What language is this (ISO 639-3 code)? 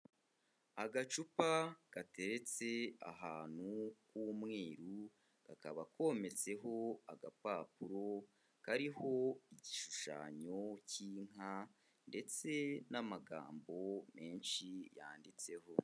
kin